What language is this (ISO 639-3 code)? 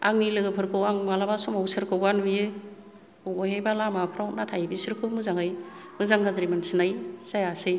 brx